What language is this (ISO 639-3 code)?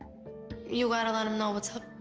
eng